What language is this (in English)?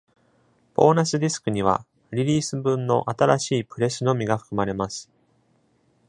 Japanese